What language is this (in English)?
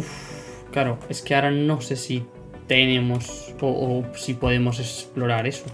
Spanish